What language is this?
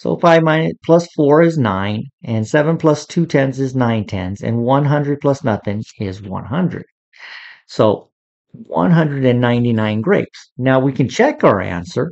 English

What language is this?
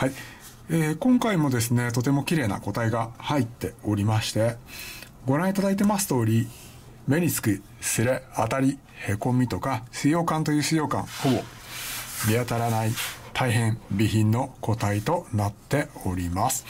Japanese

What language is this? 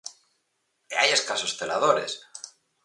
Galician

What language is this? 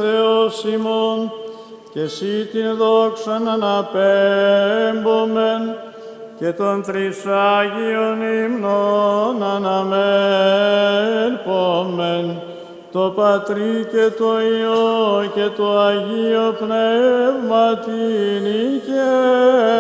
Greek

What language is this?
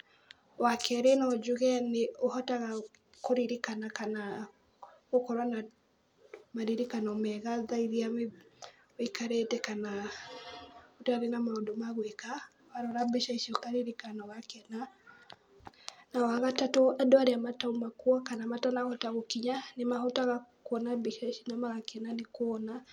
Kikuyu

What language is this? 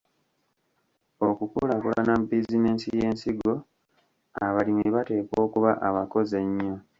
Ganda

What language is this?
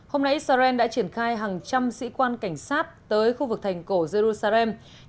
Vietnamese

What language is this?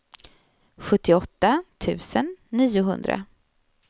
Swedish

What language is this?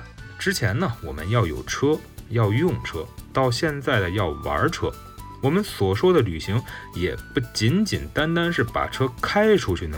Chinese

